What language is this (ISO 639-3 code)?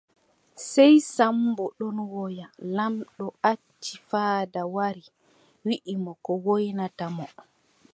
fub